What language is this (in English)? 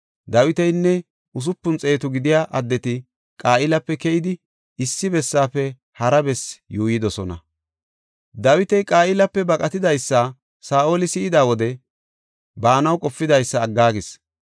Gofa